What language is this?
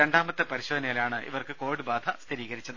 Malayalam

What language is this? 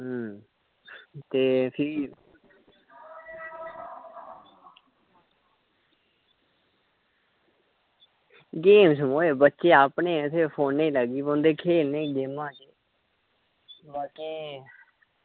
Dogri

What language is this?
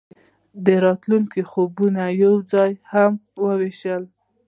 Pashto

